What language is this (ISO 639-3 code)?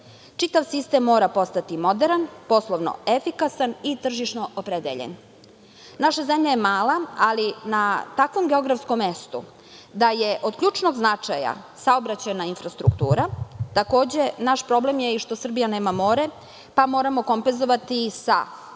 srp